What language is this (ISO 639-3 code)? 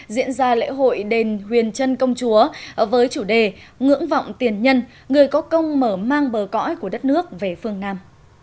vie